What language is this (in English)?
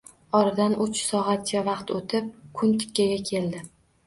Uzbek